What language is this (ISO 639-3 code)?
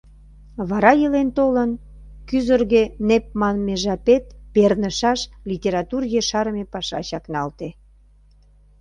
chm